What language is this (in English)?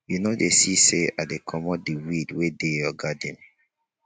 Nigerian Pidgin